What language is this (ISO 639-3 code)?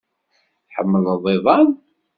kab